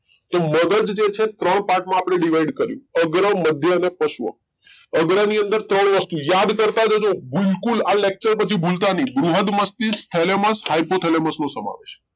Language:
Gujarati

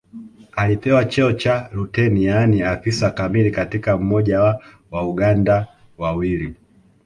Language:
Swahili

